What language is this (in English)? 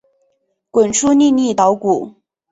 Chinese